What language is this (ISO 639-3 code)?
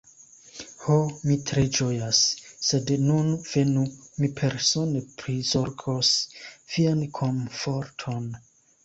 epo